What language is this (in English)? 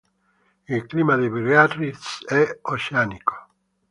Italian